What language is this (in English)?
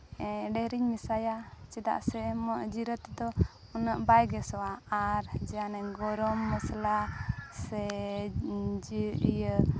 Santali